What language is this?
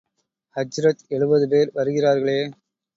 Tamil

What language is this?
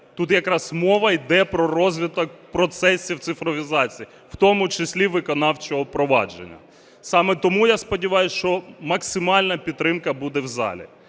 Ukrainian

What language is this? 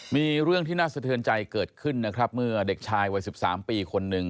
Thai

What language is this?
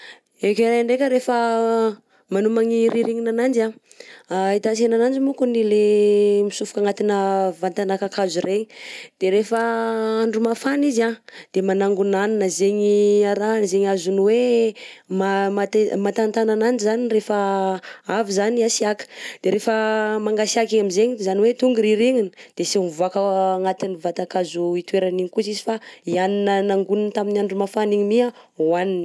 Southern Betsimisaraka Malagasy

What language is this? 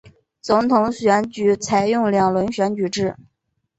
Chinese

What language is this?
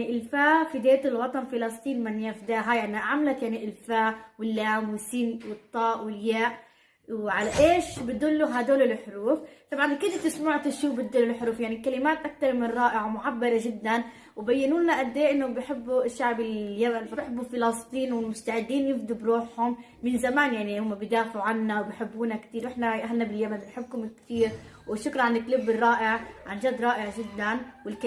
Arabic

